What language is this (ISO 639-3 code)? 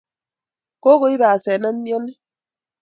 kln